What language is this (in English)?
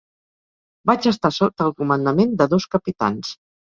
Catalan